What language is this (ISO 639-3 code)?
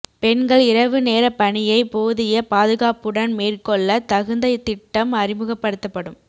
tam